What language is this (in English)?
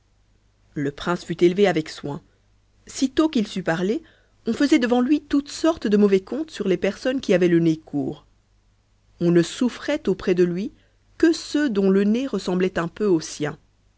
French